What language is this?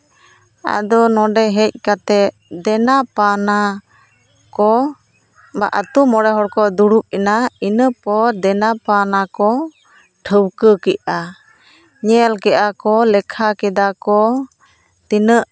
Santali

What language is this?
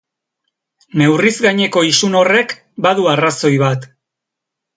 Basque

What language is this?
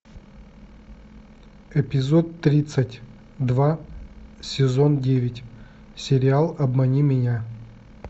Russian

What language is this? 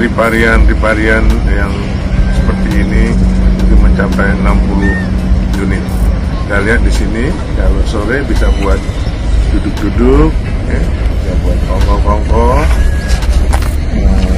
Indonesian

